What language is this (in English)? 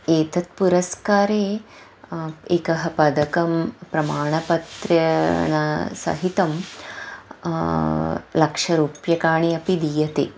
Sanskrit